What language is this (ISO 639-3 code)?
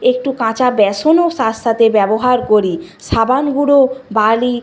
ben